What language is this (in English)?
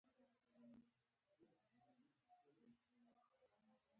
Pashto